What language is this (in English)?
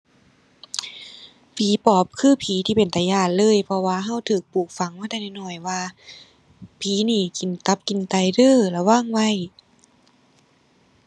Thai